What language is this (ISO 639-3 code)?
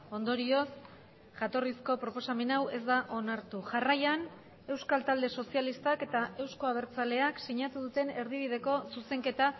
eus